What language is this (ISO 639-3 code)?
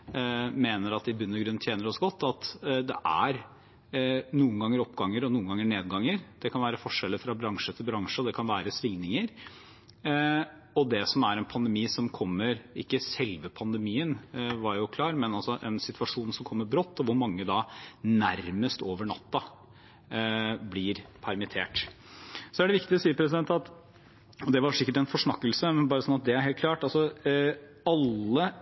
nob